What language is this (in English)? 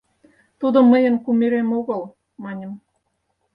Mari